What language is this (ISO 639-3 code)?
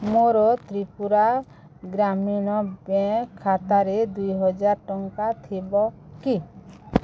ori